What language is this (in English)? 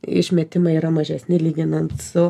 Lithuanian